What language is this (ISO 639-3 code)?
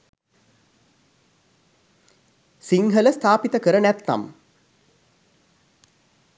sin